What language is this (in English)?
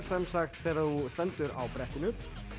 Icelandic